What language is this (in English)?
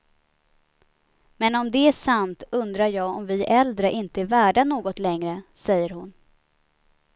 Swedish